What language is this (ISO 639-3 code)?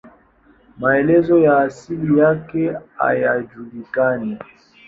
swa